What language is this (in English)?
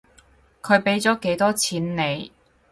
Cantonese